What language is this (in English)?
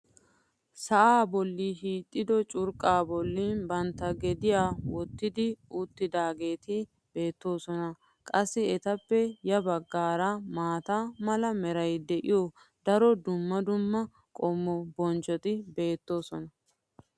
Wolaytta